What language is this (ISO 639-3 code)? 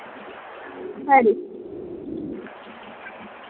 doi